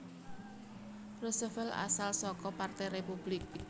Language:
Javanese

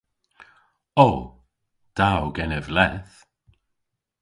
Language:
Cornish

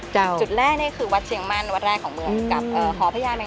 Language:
Thai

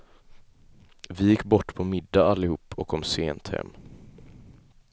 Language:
Swedish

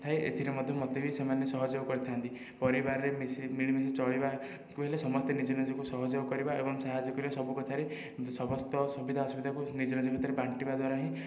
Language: Odia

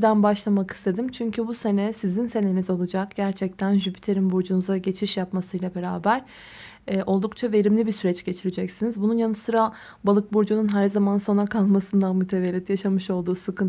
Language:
Turkish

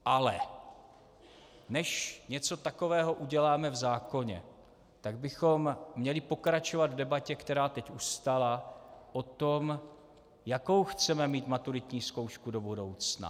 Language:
Czech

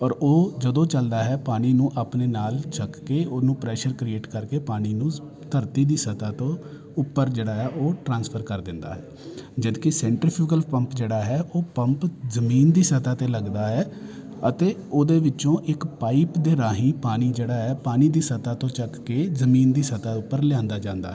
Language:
Punjabi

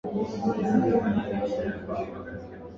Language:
Swahili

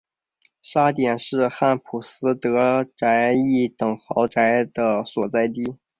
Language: Chinese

